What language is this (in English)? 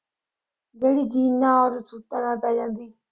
Punjabi